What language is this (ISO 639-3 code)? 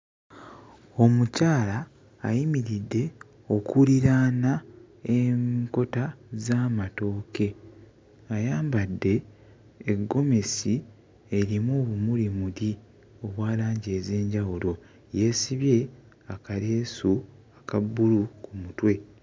lug